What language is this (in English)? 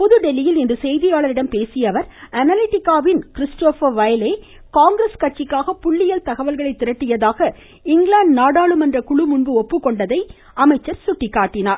Tamil